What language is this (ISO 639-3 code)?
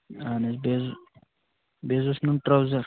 kas